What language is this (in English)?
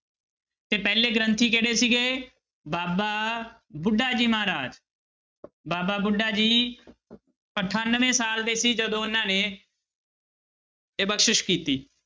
Punjabi